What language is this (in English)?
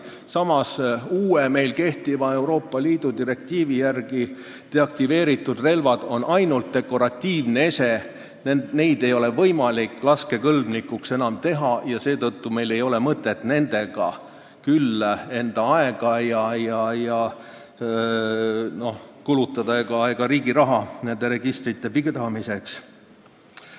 Estonian